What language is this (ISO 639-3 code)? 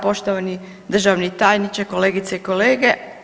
hrv